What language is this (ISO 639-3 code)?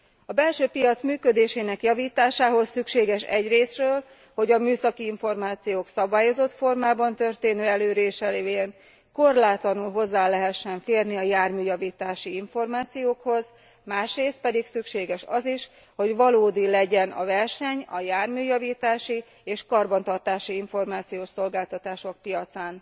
hun